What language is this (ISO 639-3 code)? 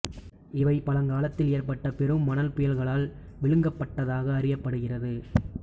tam